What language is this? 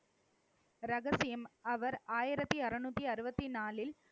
Tamil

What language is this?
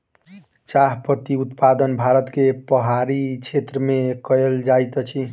Maithili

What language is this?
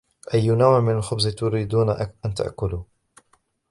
Arabic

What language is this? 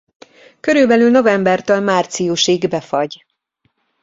Hungarian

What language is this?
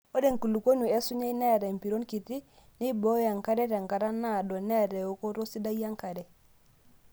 Masai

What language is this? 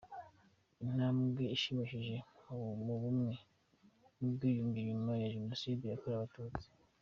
Kinyarwanda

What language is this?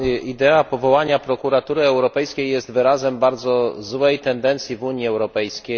Polish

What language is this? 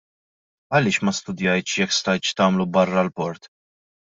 Maltese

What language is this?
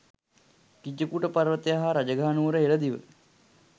Sinhala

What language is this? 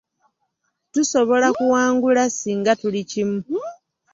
Ganda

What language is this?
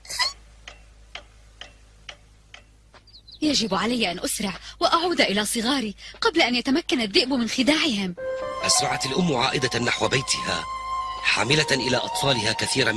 Arabic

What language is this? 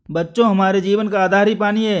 Hindi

